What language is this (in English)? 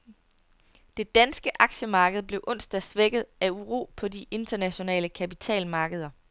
Danish